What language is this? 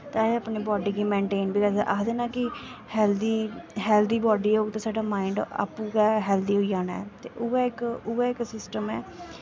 Dogri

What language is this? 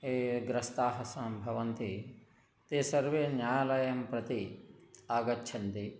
Sanskrit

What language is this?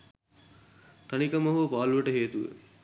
Sinhala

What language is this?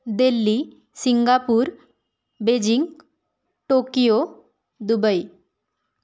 Marathi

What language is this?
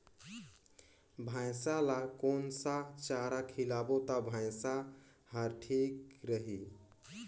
Chhattisgarhi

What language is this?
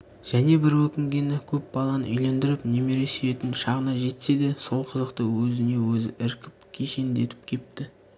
Kazakh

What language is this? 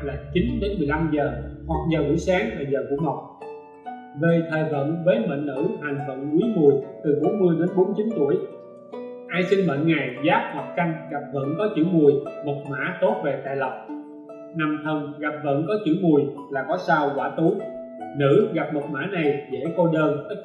Vietnamese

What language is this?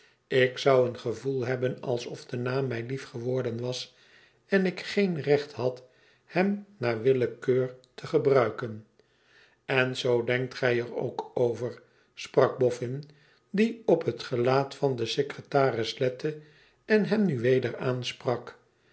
Dutch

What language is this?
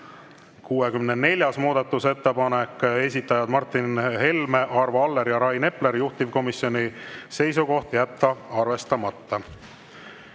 Estonian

